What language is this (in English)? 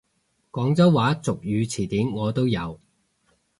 Cantonese